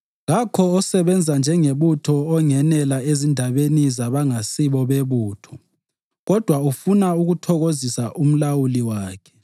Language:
North Ndebele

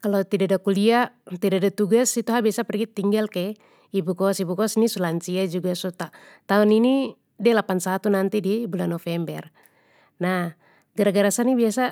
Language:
Papuan Malay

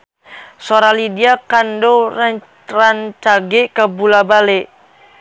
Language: Sundanese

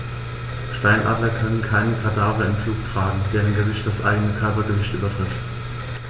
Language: German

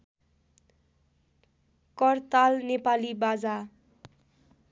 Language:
Nepali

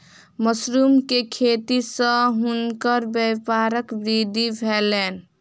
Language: Maithili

